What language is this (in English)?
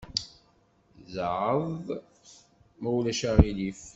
Kabyle